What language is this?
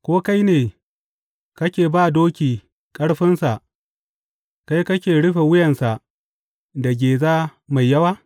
Hausa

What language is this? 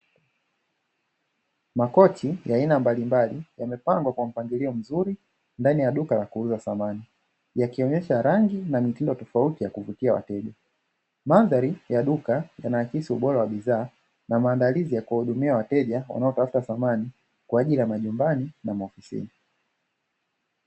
Swahili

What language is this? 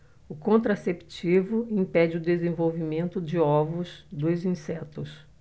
Portuguese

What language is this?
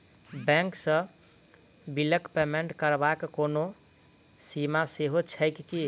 Maithili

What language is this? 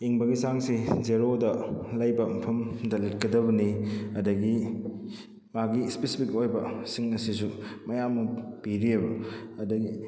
Manipuri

